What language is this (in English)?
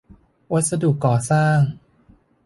Thai